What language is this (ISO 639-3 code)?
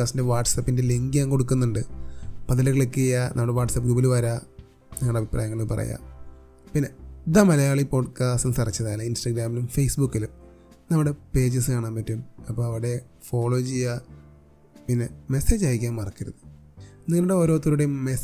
mal